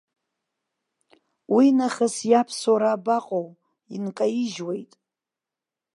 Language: Abkhazian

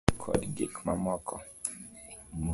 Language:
Luo (Kenya and Tanzania)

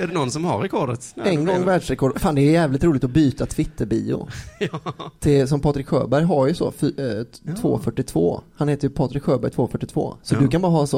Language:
Swedish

